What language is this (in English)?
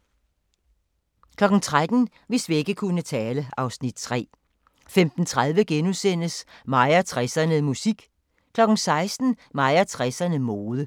Danish